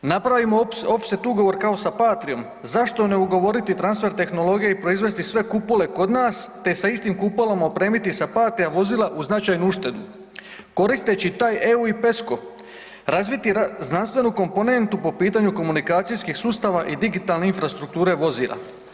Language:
Croatian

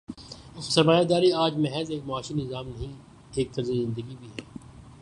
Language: Urdu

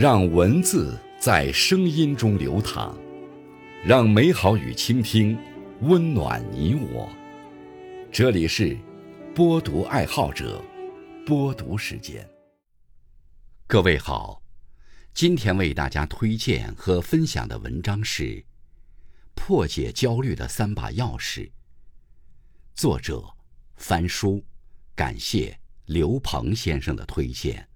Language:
Chinese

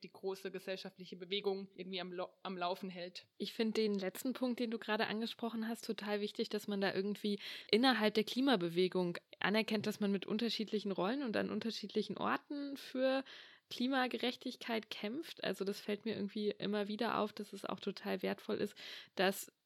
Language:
German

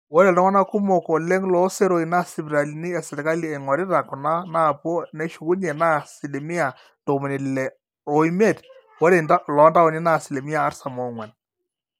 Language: Masai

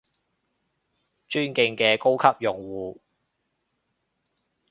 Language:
Cantonese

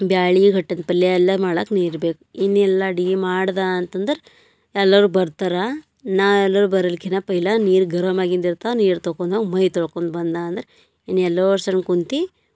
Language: Kannada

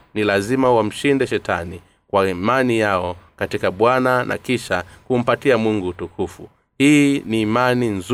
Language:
Swahili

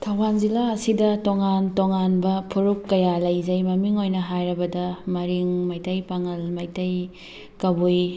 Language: Manipuri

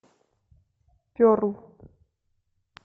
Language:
Russian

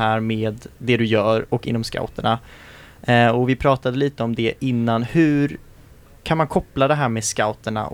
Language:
Swedish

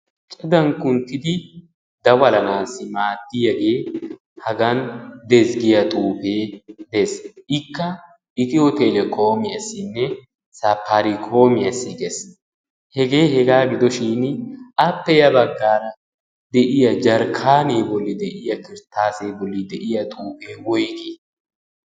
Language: Wolaytta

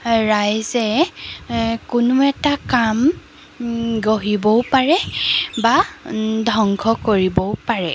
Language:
Assamese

